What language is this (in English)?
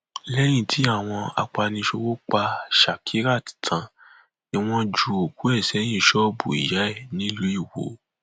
Yoruba